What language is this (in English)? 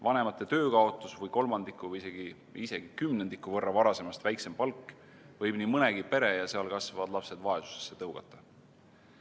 Estonian